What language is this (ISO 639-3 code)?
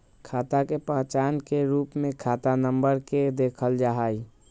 mag